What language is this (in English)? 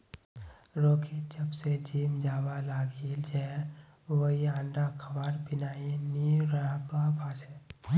Magahi